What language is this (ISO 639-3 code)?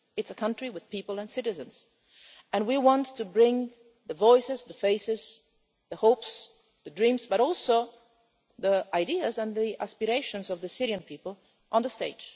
eng